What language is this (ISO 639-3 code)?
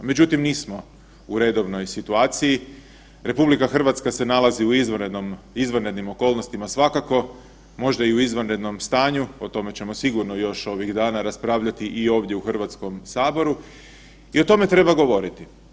hrv